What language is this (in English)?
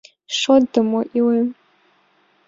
Mari